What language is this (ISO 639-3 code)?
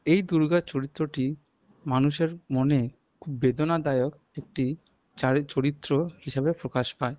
ben